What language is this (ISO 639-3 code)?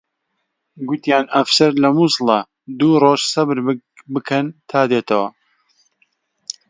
ckb